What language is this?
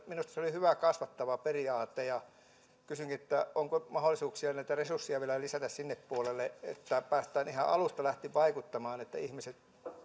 Finnish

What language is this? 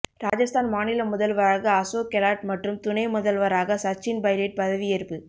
Tamil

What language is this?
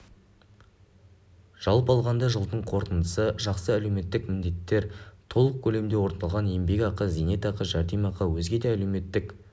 Kazakh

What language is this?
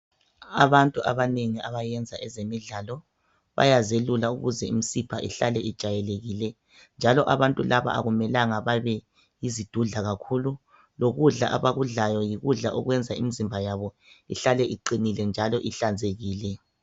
North Ndebele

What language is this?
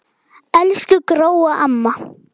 Icelandic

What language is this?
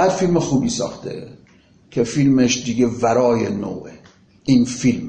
Persian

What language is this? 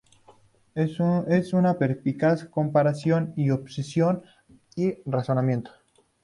Spanish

